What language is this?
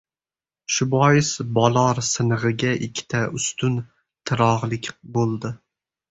Uzbek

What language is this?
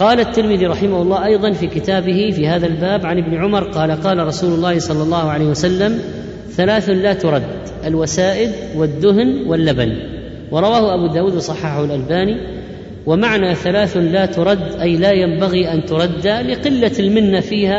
Arabic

